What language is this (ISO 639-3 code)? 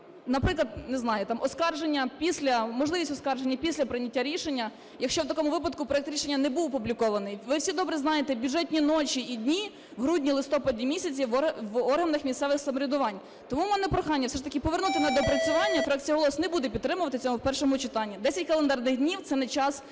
ukr